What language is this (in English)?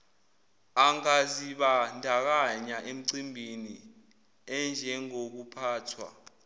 Zulu